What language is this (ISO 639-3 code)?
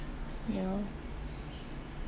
eng